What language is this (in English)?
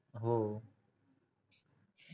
Marathi